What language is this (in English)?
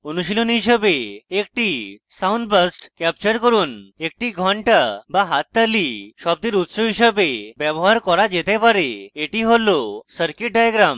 Bangla